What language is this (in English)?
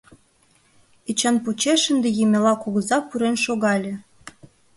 Mari